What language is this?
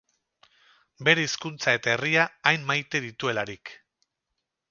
Basque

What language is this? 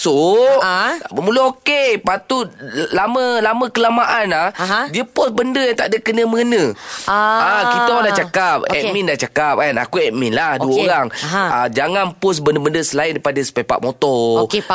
Malay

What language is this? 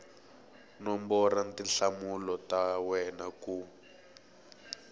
Tsonga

